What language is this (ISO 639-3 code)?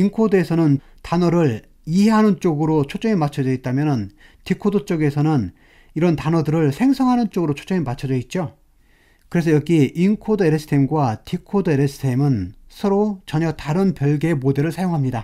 kor